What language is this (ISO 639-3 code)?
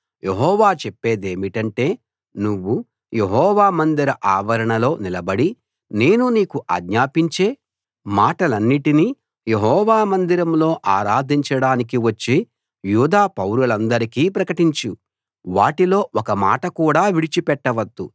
tel